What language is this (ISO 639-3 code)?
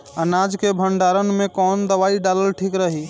bho